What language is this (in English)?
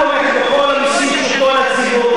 Hebrew